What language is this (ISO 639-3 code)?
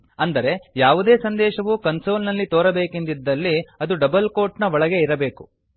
kan